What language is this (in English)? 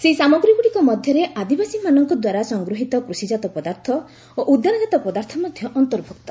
Odia